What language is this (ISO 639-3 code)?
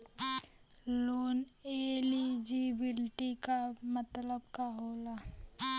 bho